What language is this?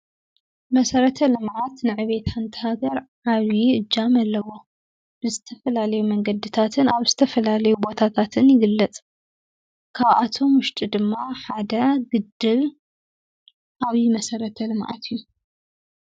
Tigrinya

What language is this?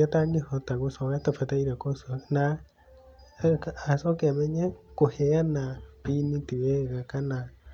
Kikuyu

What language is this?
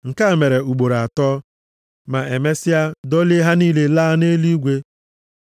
Igbo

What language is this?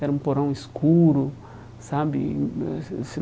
Portuguese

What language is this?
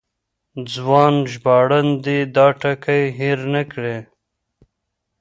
Pashto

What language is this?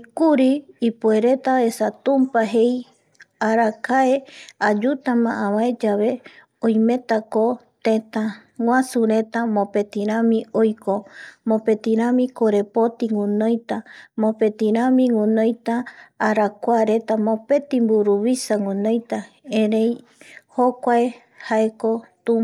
Eastern Bolivian Guaraní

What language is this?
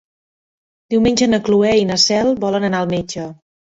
Catalan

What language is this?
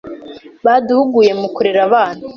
Kinyarwanda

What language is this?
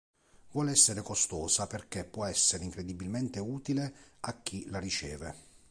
Italian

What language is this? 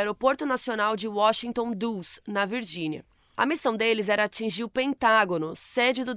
Portuguese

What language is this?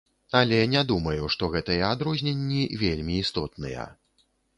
Belarusian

